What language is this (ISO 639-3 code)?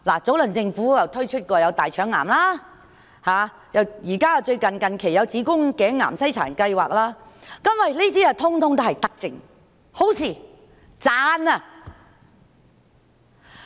yue